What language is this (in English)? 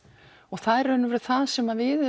Icelandic